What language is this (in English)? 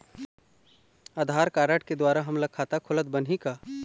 Chhattisgarhi